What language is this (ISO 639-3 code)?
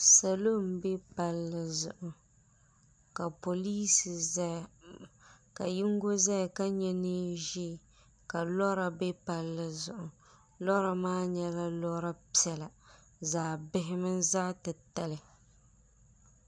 dag